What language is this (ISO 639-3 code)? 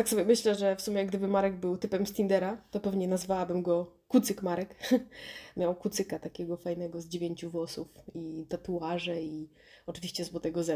pol